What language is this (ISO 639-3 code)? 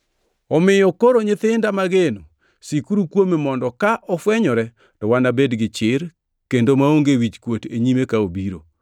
luo